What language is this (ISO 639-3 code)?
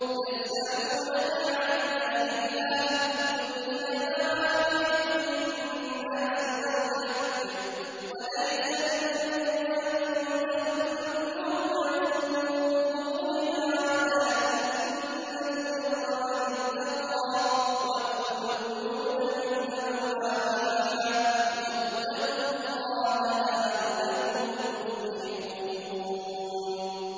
ara